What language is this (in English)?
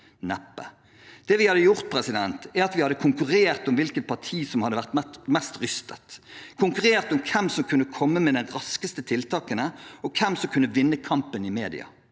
Norwegian